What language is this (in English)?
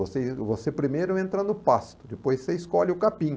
Portuguese